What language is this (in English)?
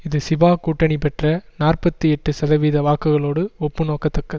Tamil